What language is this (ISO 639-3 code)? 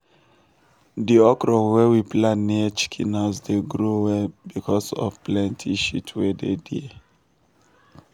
pcm